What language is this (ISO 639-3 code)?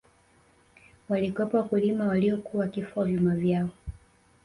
swa